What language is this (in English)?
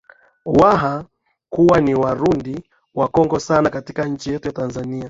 Swahili